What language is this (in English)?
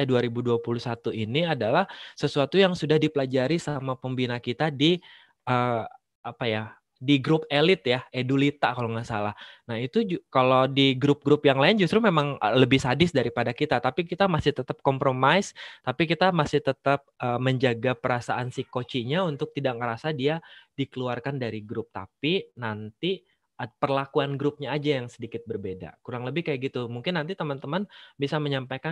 Indonesian